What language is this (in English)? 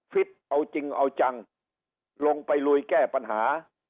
Thai